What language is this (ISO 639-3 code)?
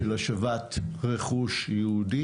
heb